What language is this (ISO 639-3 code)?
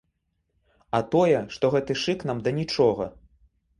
bel